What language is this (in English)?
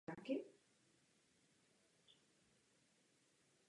Czech